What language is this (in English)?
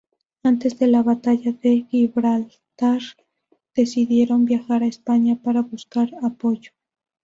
Spanish